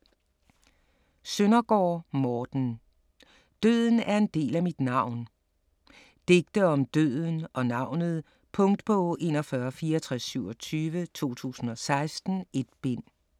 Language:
Danish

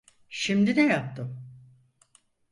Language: Turkish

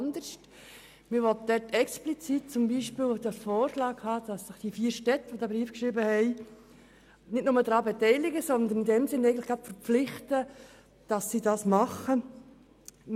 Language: Swiss German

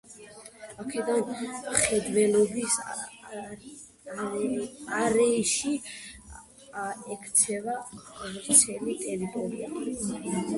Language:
Georgian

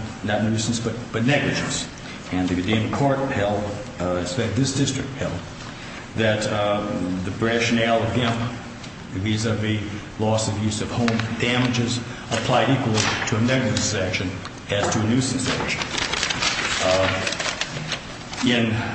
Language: English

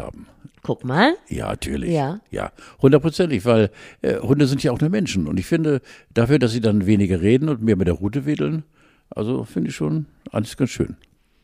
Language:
German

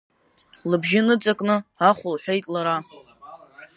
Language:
Abkhazian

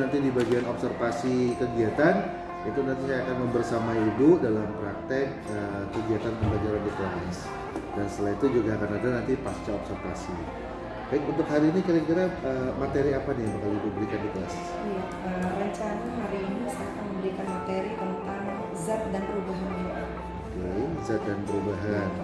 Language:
Indonesian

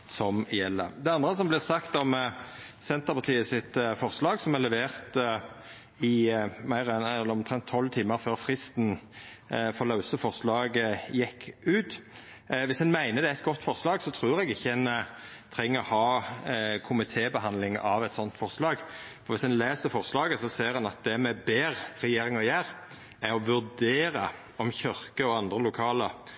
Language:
Norwegian Nynorsk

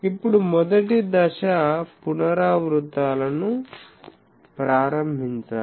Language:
Telugu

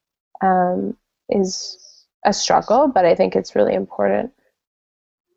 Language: English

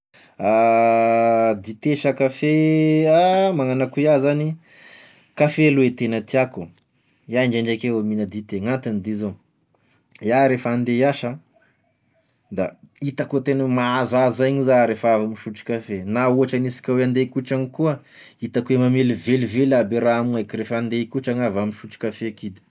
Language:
Tesaka Malagasy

